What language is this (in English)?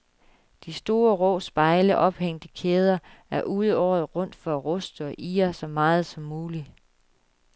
Danish